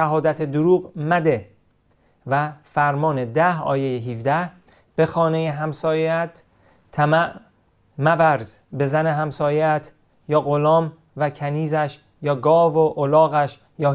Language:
Persian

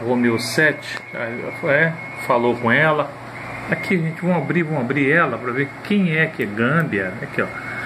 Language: Portuguese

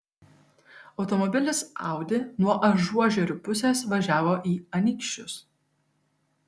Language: Lithuanian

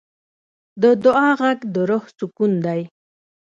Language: Pashto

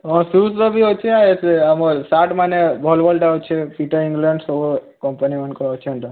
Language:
Odia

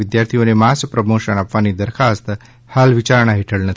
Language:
Gujarati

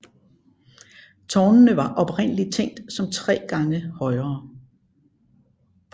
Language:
Danish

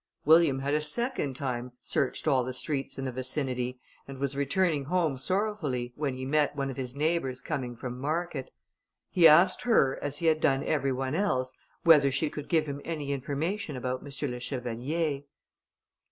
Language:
English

